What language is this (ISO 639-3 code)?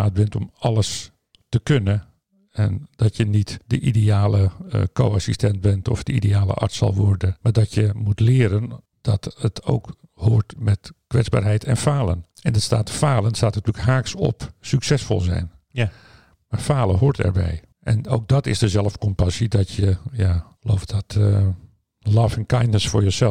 nld